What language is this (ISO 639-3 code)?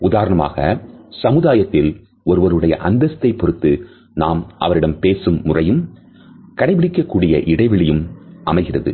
tam